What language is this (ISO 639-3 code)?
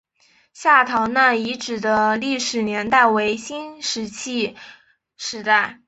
zho